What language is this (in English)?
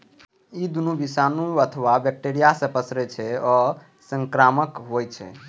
Maithili